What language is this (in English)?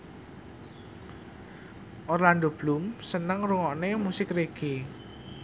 Javanese